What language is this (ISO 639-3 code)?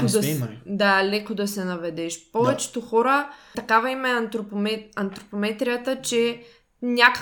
bul